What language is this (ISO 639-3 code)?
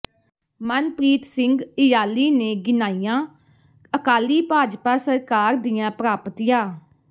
pan